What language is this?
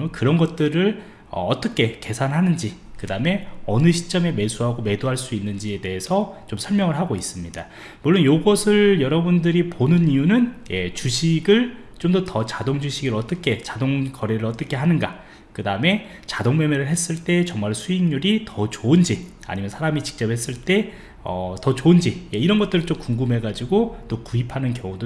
Korean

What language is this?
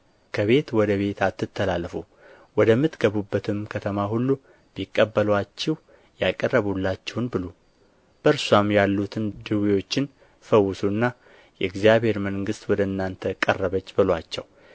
Amharic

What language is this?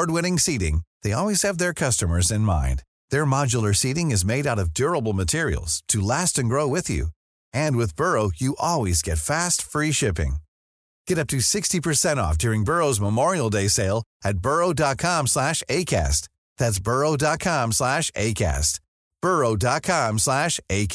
Finnish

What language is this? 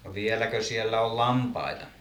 Finnish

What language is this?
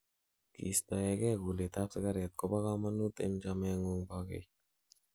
Kalenjin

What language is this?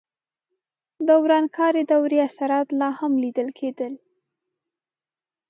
Pashto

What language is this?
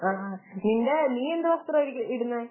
Malayalam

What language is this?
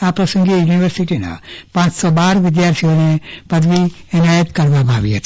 Gujarati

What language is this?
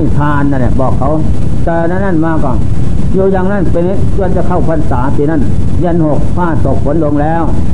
Thai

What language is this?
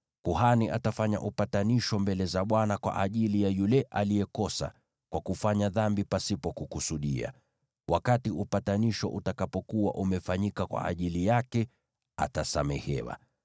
Swahili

